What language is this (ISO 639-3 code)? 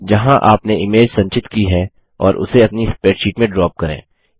hin